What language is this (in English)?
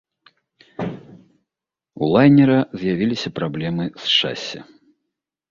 Belarusian